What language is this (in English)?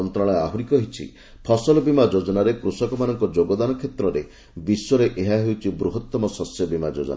Odia